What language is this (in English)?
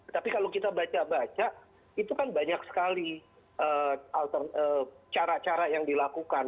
Indonesian